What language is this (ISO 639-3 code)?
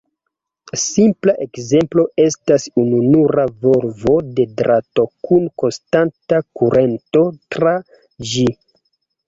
epo